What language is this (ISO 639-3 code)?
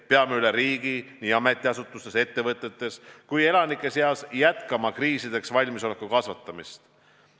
est